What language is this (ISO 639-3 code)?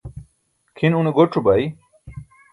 bsk